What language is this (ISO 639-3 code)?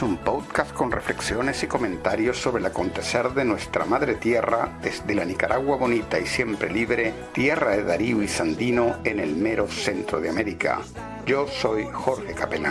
spa